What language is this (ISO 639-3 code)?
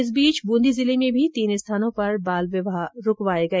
hin